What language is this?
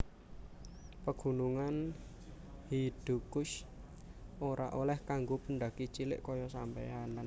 Javanese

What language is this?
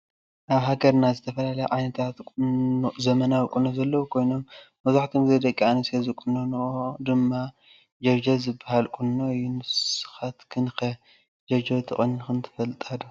Tigrinya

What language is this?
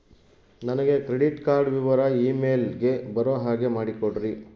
Kannada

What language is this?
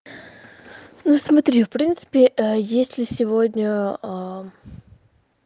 Russian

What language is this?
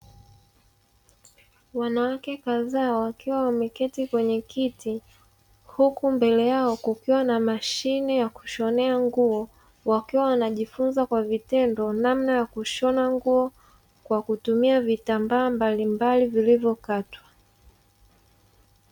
Swahili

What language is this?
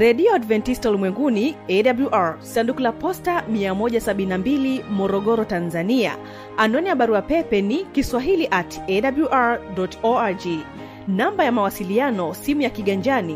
Swahili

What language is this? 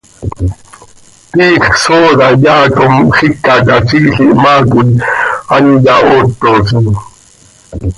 Seri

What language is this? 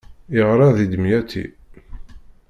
Kabyle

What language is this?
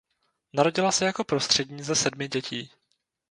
Czech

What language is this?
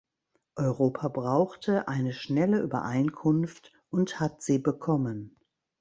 German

